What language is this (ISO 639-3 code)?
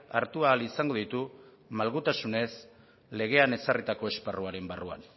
eus